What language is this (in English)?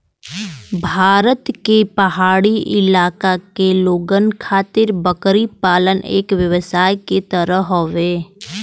Bhojpuri